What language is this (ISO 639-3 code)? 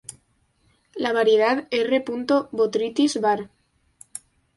spa